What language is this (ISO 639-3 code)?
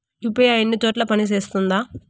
tel